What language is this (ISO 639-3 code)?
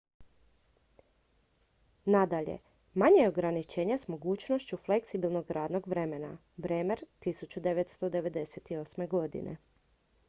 hrv